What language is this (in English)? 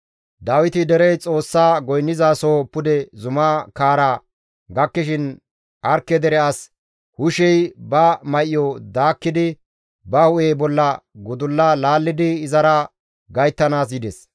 Gamo